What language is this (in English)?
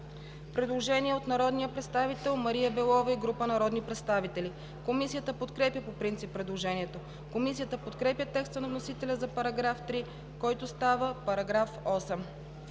Bulgarian